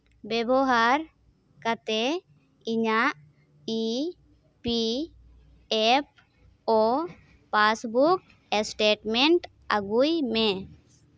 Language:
Santali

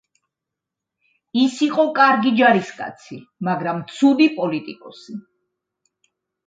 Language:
Georgian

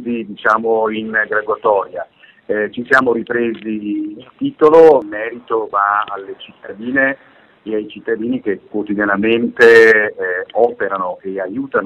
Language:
Italian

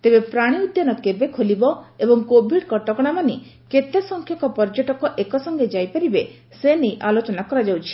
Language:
Odia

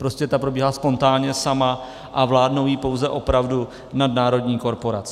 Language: Czech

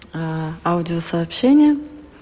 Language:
Russian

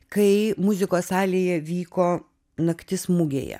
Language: Lithuanian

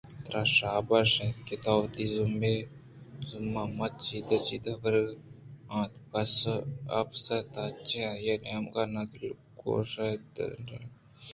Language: Eastern Balochi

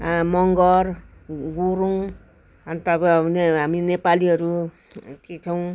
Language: Nepali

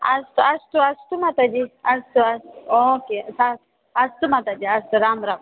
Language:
Sanskrit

